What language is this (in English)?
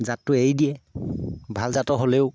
Assamese